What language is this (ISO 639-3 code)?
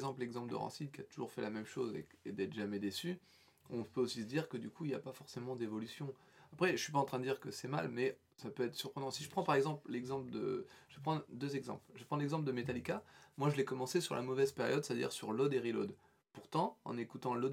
fra